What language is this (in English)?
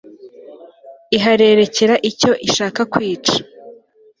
Kinyarwanda